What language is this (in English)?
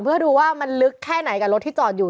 Thai